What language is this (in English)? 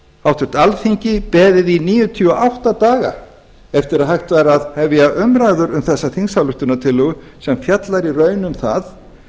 Icelandic